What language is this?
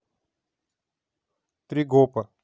Russian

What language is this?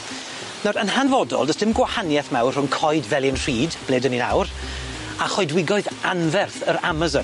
Welsh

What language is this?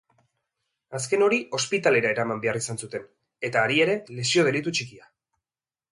Basque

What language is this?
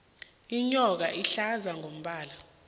South Ndebele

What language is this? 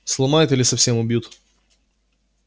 Russian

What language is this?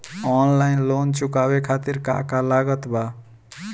Bhojpuri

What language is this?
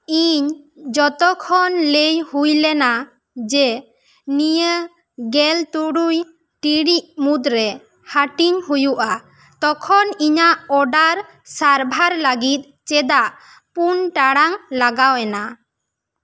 Santali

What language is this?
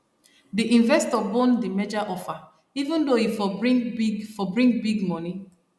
Nigerian Pidgin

